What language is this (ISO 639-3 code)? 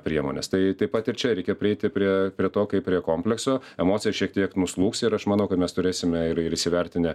lit